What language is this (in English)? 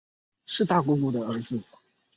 Chinese